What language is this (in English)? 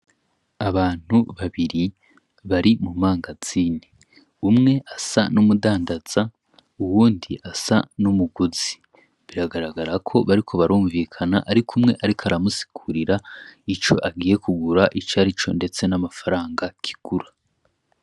Rundi